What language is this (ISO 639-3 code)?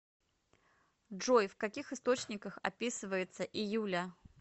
rus